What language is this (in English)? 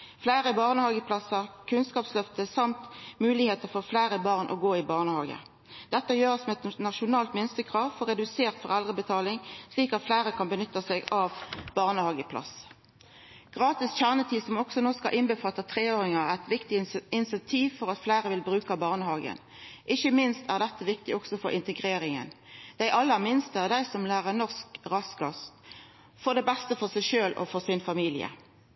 Norwegian Nynorsk